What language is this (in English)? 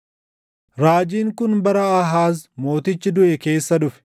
Oromo